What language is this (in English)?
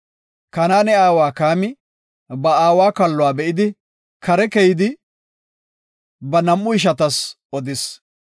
Gofa